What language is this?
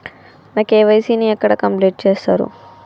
Telugu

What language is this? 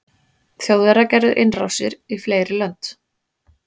Icelandic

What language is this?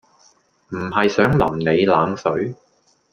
Cantonese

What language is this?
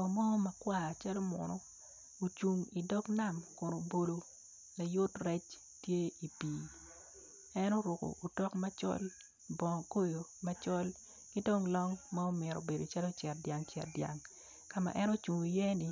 Acoli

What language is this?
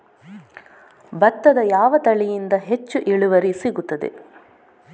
Kannada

